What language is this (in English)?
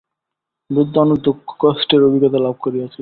Bangla